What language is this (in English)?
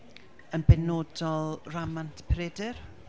Welsh